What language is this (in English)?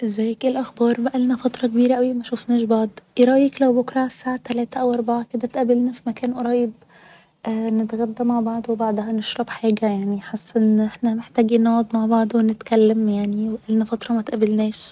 Egyptian Arabic